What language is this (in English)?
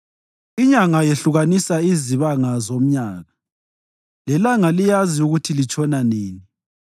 North Ndebele